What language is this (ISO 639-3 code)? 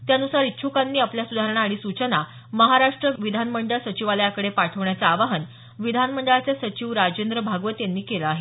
mar